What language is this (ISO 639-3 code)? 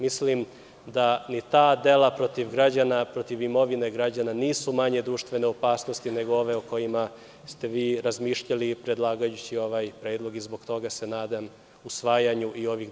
srp